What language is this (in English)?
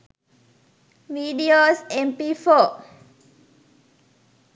Sinhala